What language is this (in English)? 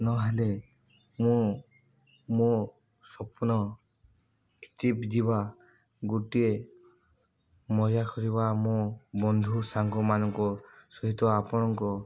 Odia